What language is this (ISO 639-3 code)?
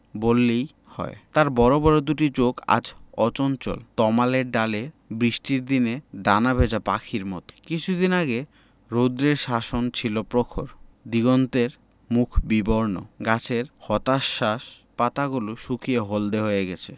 ben